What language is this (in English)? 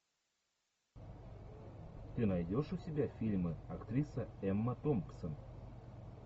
Russian